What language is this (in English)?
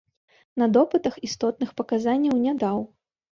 Belarusian